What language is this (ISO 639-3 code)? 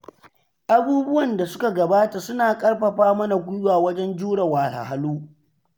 hau